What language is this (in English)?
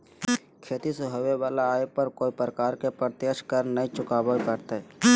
Magahi